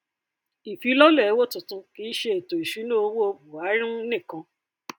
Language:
Yoruba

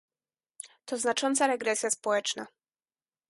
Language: Polish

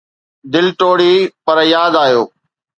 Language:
Sindhi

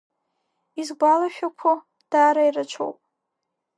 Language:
Abkhazian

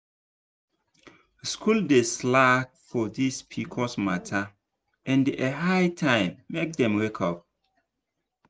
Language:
Nigerian Pidgin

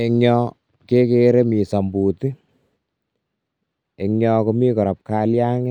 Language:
Kalenjin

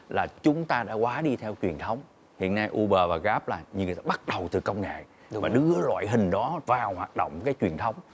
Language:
Vietnamese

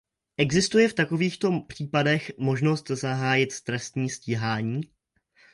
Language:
Czech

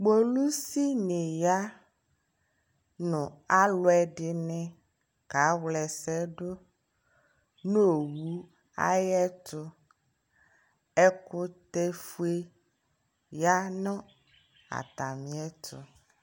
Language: Ikposo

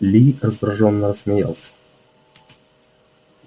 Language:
Russian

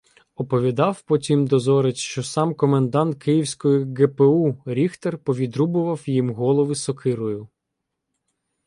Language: Ukrainian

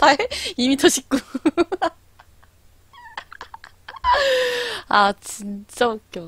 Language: Korean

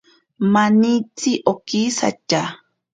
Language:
Ashéninka Perené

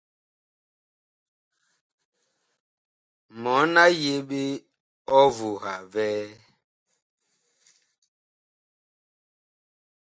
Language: Bakoko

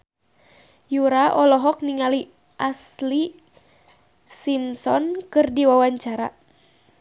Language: Sundanese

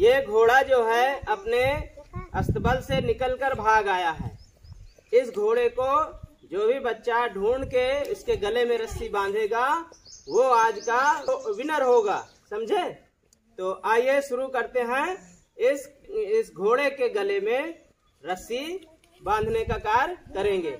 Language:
Hindi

